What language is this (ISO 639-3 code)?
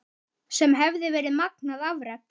isl